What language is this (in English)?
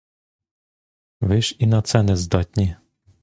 Ukrainian